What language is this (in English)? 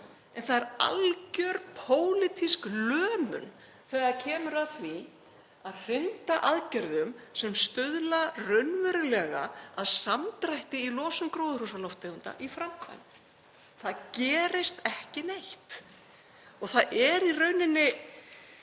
Icelandic